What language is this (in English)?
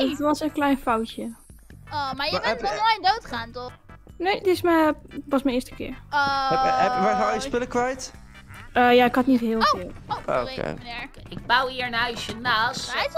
Dutch